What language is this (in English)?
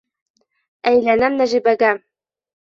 Bashkir